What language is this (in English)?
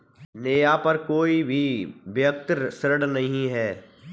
Hindi